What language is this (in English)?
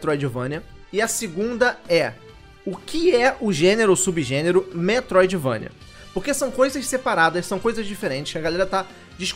Portuguese